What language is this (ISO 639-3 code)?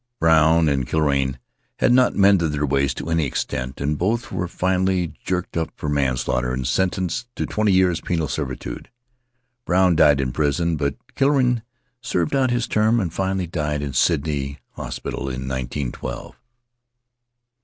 eng